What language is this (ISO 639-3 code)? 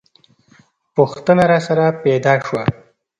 pus